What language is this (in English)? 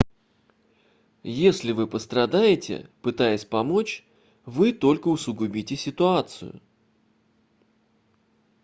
Russian